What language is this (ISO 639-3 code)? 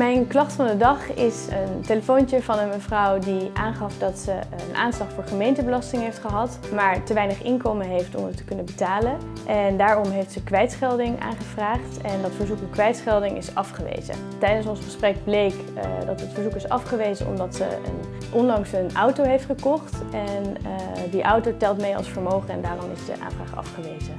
nld